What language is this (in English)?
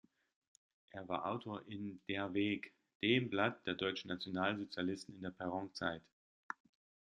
German